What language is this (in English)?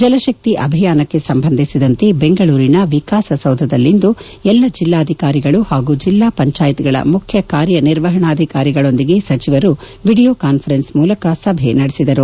Kannada